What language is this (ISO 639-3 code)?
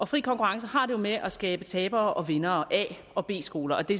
dan